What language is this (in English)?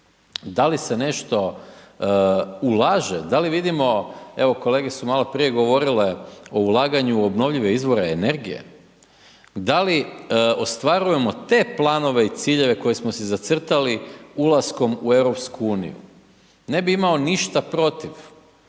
Croatian